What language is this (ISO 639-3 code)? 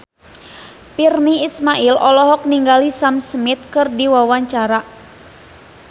sun